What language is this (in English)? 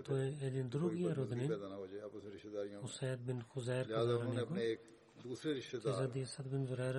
Bulgarian